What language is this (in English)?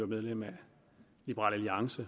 Danish